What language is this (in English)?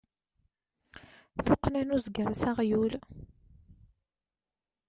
Kabyle